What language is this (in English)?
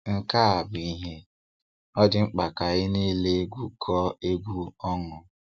Igbo